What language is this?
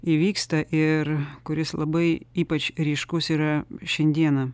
Lithuanian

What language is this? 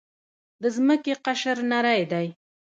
Pashto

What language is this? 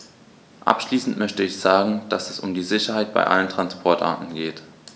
German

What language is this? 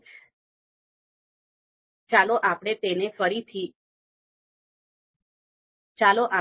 Gujarati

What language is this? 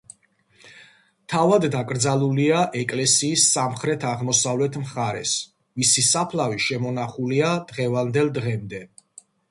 Georgian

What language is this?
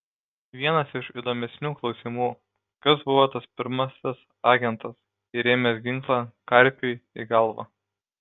Lithuanian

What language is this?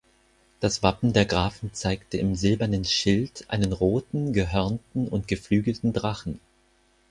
German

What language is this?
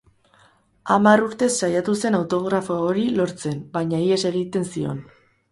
Basque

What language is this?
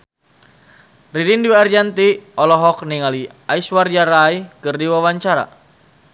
Sundanese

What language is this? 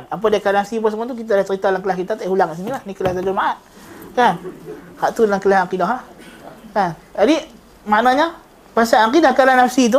Malay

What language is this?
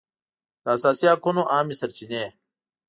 Pashto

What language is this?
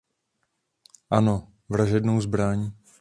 Czech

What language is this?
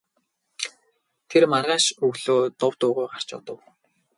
Mongolian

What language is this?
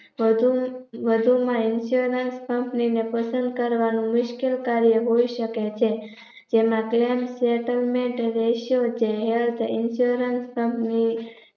Gujarati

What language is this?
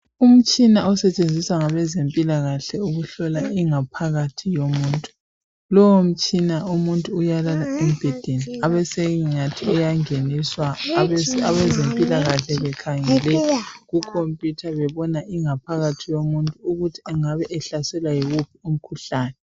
North Ndebele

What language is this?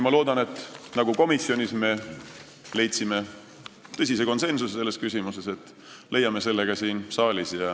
Estonian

